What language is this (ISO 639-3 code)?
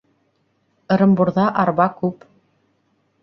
bak